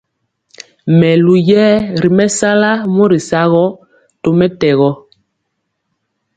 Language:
Mpiemo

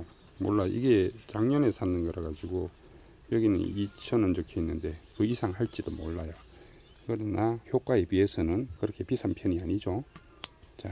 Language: Korean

